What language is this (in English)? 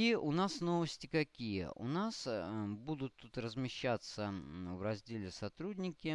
Russian